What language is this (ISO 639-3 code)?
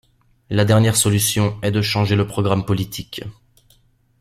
fra